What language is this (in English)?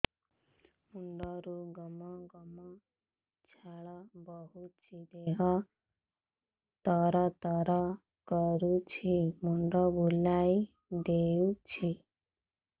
Odia